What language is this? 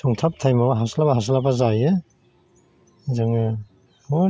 Bodo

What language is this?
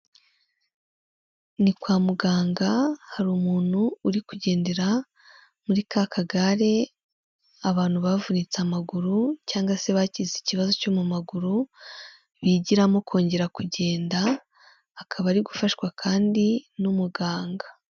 Kinyarwanda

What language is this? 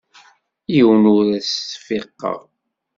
Kabyle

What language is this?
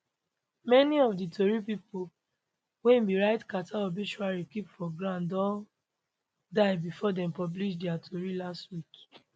Nigerian Pidgin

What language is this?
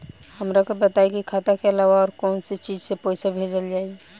Bhojpuri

